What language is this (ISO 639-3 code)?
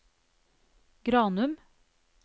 nor